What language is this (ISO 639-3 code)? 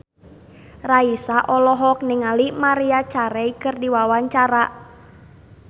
sun